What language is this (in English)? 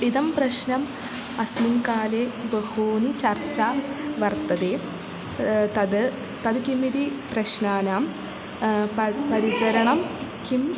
Sanskrit